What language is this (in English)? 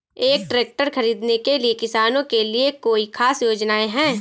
Hindi